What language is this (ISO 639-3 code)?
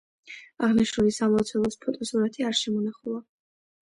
kat